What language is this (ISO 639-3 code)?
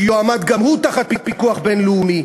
heb